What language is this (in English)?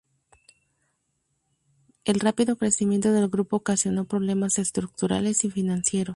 Spanish